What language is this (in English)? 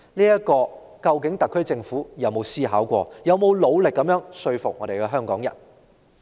Cantonese